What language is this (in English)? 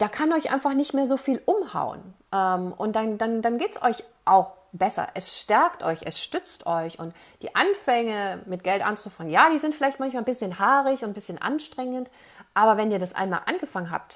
German